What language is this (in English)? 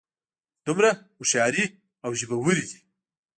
Pashto